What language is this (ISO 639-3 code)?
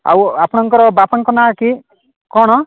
ori